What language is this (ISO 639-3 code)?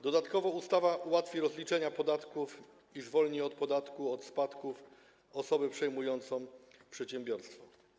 pol